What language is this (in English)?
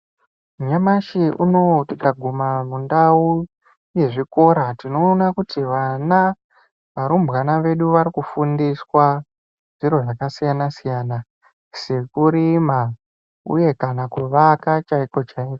Ndau